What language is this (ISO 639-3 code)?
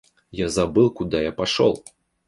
rus